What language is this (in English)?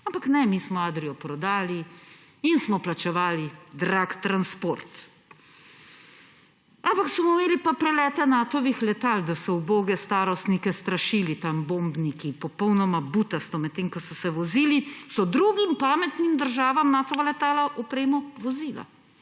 Slovenian